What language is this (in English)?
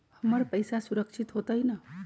Magahi